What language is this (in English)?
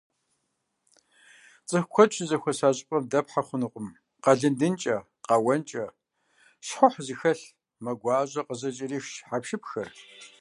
Kabardian